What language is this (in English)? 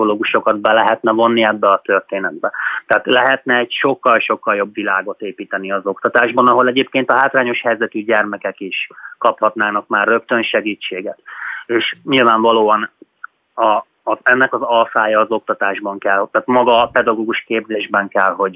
Hungarian